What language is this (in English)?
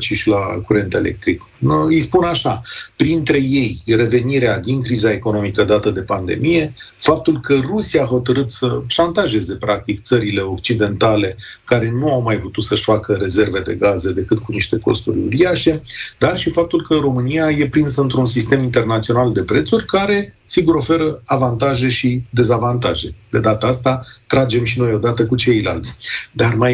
Romanian